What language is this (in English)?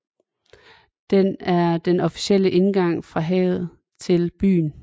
Danish